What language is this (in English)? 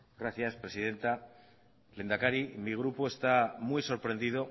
Spanish